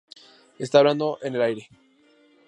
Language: Spanish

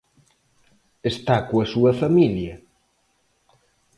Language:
Galician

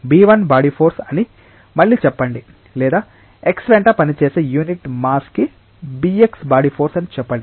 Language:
Telugu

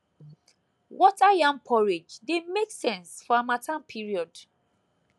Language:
Nigerian Pidgin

